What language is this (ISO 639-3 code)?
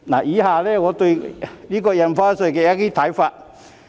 yue